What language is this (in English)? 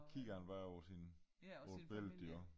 Danish